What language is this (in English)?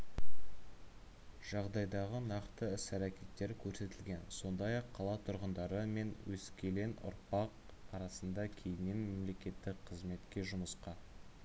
Kazakh